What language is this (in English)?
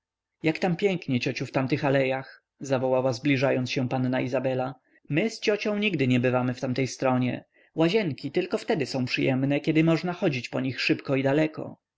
Polish